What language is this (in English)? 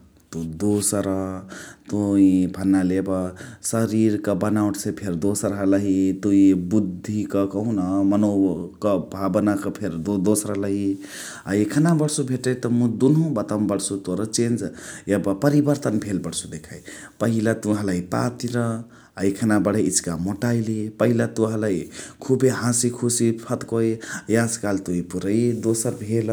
Chitwania Tharu